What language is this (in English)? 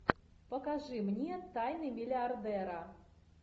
Russian